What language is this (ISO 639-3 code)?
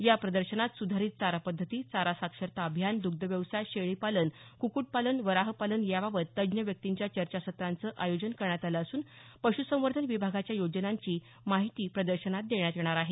mar